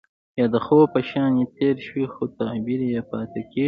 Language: Pashto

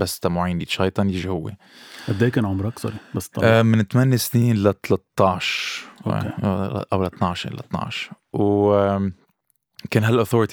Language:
Arabic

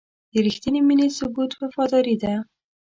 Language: Pashto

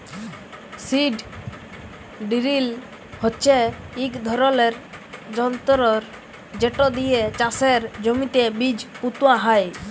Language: Bangla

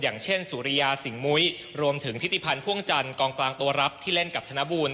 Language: Thai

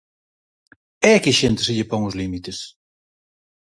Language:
Galician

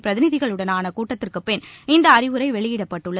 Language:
Tamil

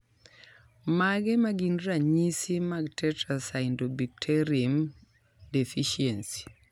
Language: Luo (Kenya and Tanzania)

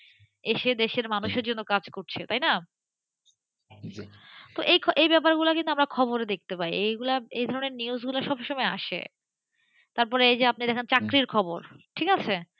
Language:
Bangla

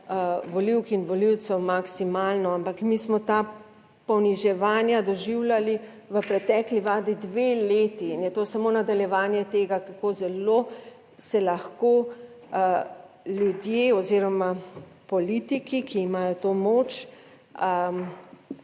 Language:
Slovenian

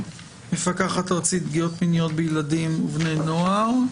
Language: Hebrew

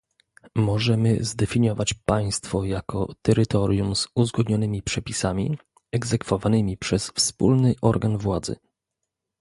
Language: Polish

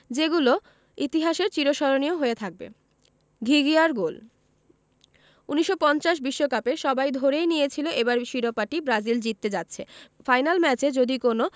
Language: Bangla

